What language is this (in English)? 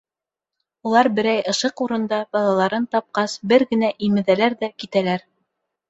Bashkir